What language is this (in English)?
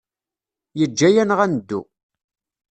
Kabyle